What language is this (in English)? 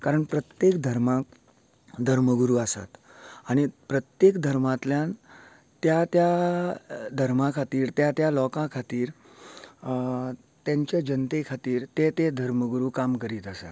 Konkani